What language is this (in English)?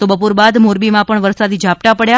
Gujarati